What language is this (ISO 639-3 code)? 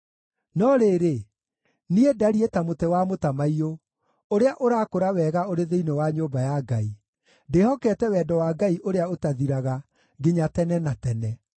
kik